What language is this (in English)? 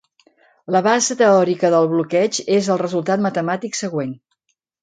Catalan